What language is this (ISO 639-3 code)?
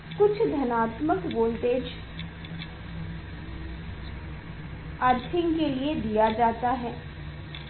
hin